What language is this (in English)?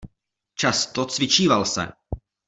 Czech